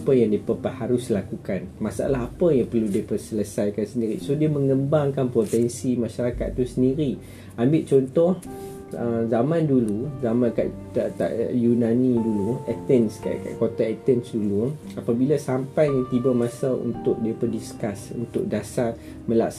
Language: Malay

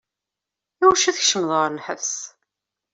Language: Kabyle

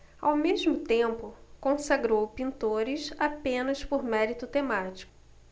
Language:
Portuguese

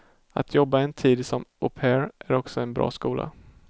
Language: Swedish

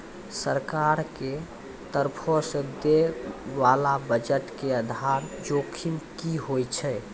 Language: Maithili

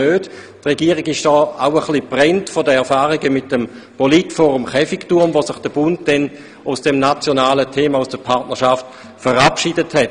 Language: Swiss German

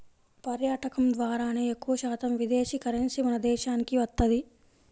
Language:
Telugu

